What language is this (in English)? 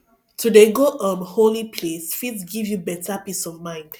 Nigerian Pidgin